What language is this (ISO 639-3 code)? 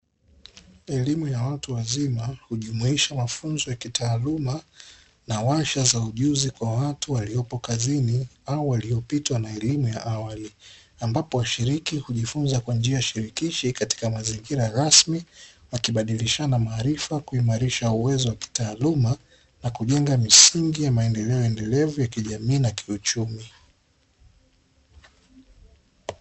swa